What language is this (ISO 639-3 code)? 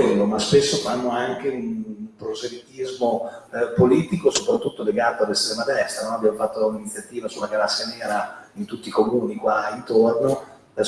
ita